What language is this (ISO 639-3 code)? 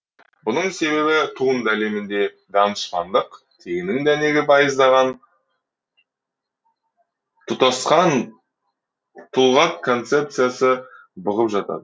kaz